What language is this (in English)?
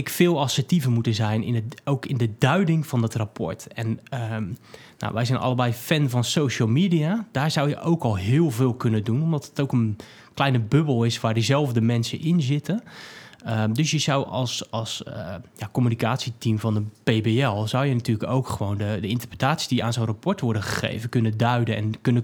Dutch